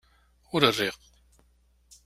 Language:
Kabyle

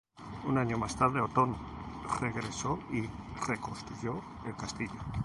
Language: Spanish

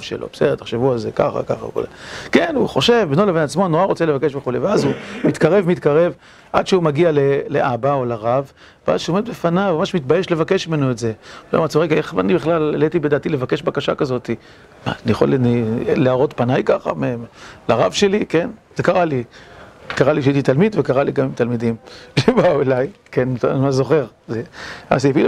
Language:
Hebrew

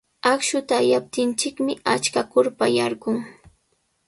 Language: Sihuas Ancash Quechua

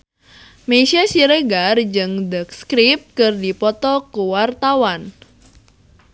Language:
Sundanese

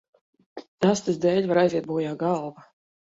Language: Latvian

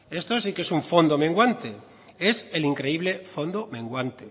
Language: Spanish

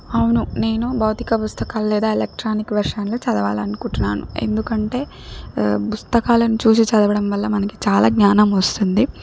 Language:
Telugu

